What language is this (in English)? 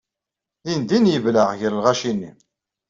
Kabyle